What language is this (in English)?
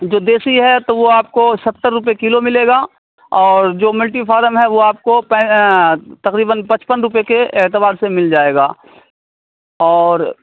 Urdu